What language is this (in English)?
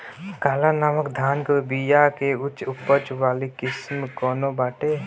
Bhojpuri